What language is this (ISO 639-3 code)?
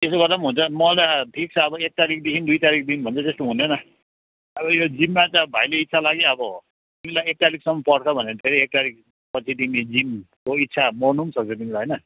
nep